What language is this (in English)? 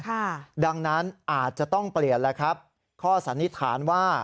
Thai